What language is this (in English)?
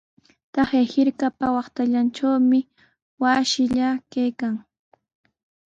Sihuas Ancash Quechua